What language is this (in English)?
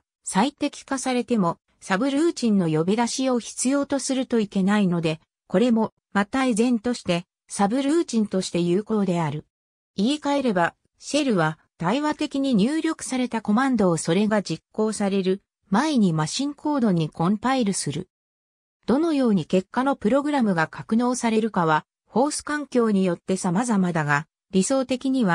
Japanese